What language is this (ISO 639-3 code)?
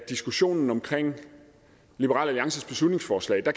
dan